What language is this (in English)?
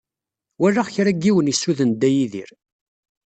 Kabyle